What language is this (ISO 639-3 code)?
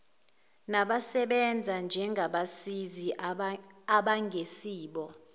zul